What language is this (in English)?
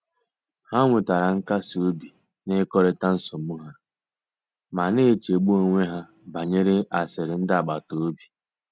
Igbo